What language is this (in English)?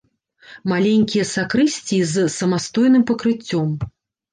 Belarusian